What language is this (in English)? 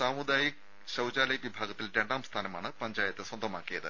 Malayalam